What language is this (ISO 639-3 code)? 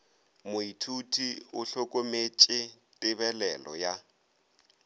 nso